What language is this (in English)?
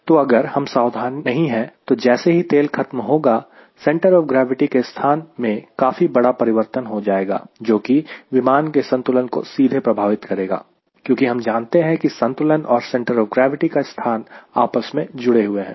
Hindi